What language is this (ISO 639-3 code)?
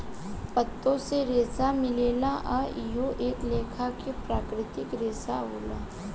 bho